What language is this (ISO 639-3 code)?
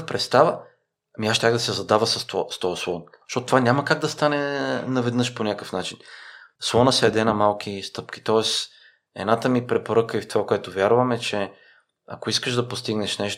bul